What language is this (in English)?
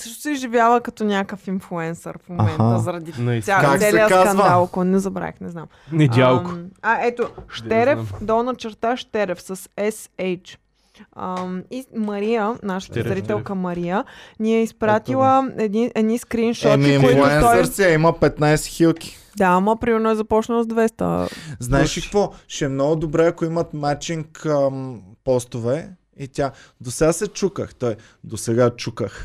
Bulgarian